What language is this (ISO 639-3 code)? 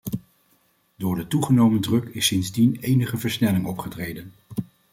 nld